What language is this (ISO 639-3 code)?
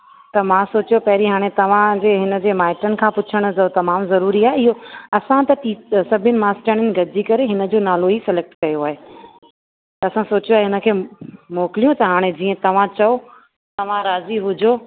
snd